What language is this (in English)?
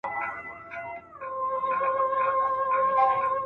Pashto